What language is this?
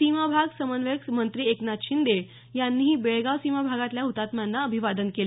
Marathi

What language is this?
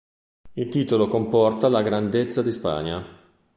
Italian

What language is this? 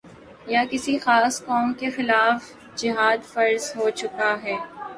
Urdu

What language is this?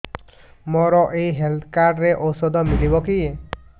Odia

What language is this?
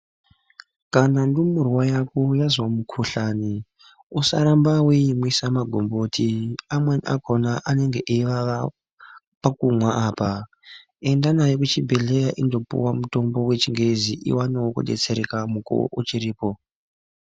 Ndau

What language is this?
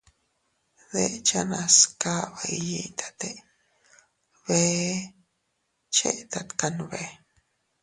Teutila Cuicatec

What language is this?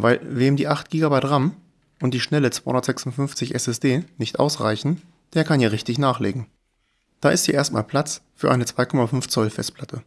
German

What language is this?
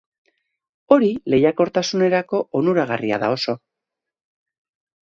Basque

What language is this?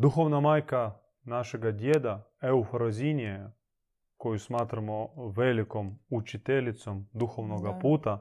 Croatian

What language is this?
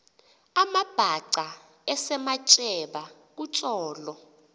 Xhosa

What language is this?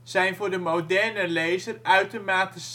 Dutch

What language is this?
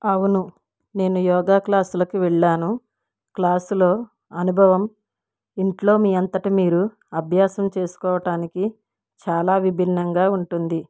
Telugu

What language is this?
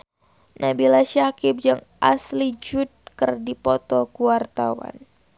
Sundanese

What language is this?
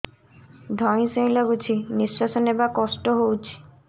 Odia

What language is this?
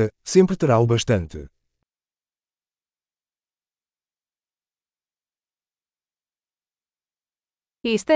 Greek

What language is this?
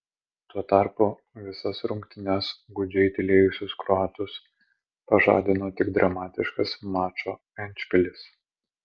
Lithuanian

